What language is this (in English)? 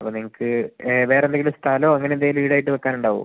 Malayalam